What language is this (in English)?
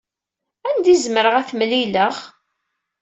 Kabyle